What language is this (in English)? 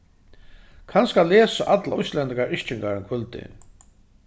Faroese